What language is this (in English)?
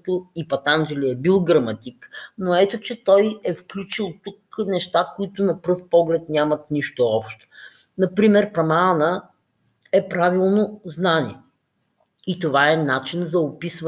Bulgarian